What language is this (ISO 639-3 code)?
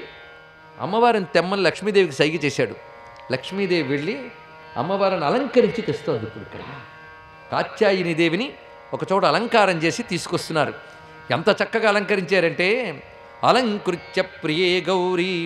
tel